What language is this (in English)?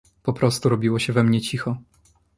Polish